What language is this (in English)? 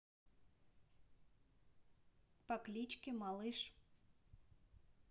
Russian